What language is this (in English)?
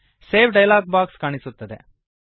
Kannada